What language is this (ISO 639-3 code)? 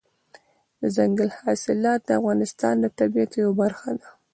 pus